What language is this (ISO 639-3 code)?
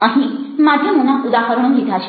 guj